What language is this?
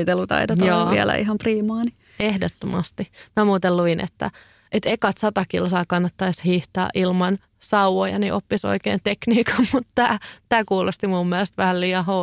Finnish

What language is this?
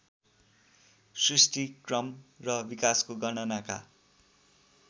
Nepali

